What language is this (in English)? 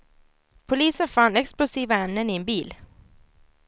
Swedish